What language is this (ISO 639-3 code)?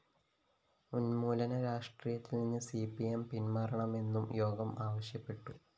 mal